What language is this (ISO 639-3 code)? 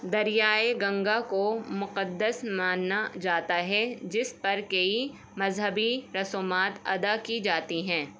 urd